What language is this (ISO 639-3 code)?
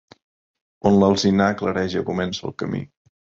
cat